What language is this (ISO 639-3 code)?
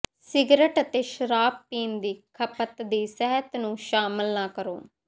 pan